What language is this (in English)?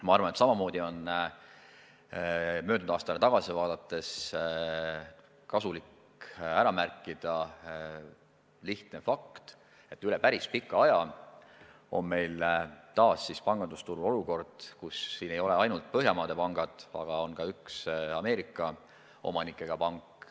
Estonian